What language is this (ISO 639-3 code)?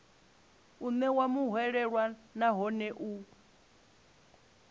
ven